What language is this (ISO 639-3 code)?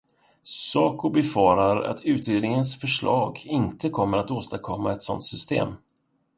swe